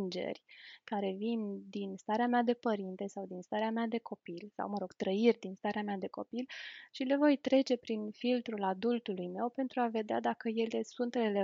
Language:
Romanian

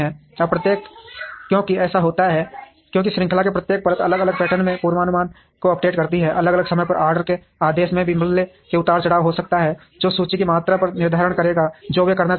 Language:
Hindi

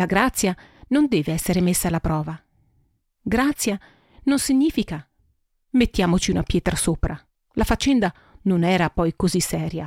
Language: Italian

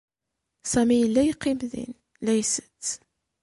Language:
Kabyle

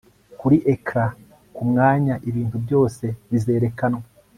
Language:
Kinyarwanda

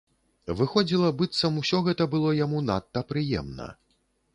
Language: Belarusian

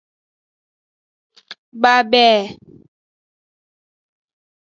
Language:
Aja (Benin)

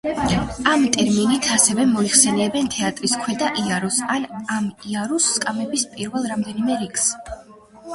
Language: Georgian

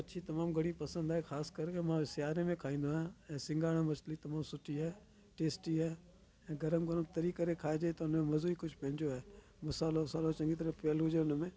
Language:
Sindhi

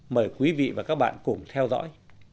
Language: Vietnamese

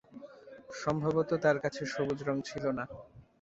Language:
Bangla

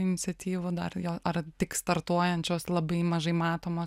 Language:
Lithuanian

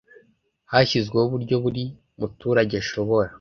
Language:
Kinyarwanda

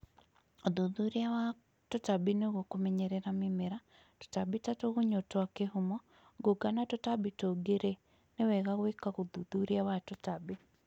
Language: Kikuyu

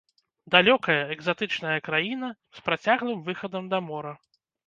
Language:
Belarusian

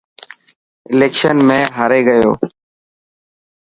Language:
Dhatki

